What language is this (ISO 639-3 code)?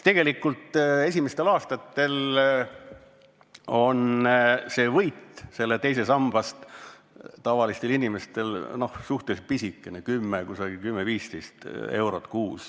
est